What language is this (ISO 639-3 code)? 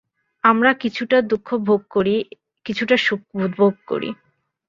ben